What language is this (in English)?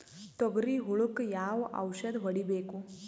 Kannada